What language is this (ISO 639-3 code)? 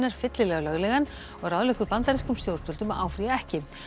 isl